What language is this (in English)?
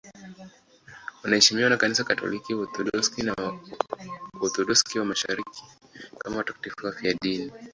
Swahili